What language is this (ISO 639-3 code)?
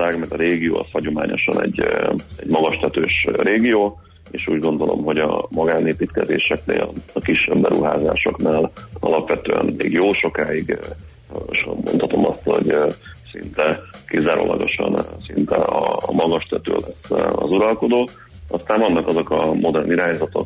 hun